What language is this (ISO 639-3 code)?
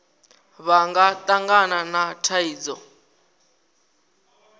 ven